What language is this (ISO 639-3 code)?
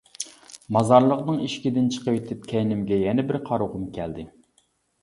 uig